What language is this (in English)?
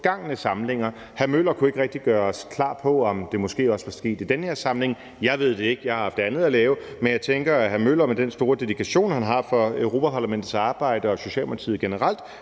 Danish